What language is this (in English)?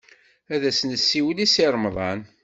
Kabyle